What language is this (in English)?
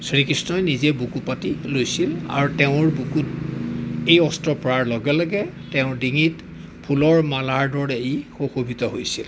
Assamese